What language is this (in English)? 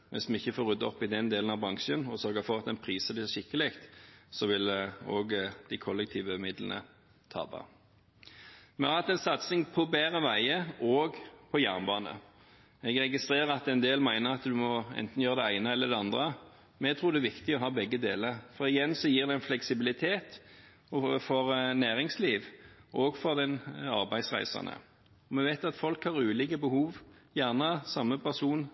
Norwegian Bokmål